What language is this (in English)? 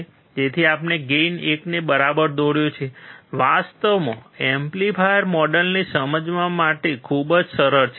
Gujarati